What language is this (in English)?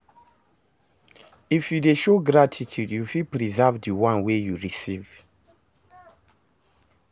Nigerian Pidgin